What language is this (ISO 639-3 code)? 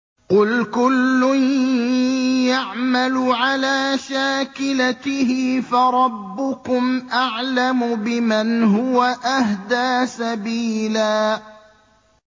ara